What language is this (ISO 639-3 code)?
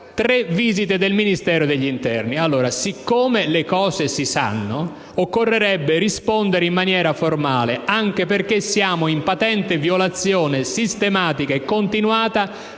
ita